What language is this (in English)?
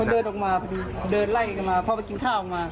Thai